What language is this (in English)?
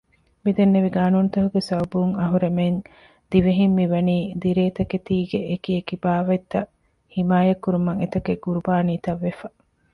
Divehi